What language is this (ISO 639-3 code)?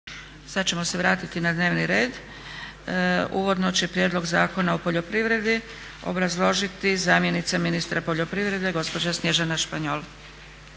hrv